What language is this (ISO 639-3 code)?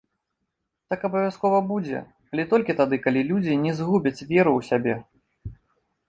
bel